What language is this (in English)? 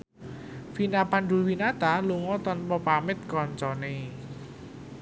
Javanese